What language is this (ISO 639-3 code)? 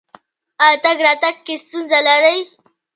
pus